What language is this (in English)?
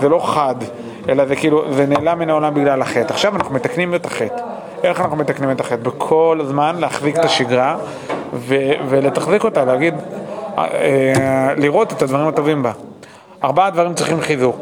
Hebrew